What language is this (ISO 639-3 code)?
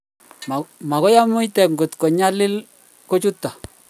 kln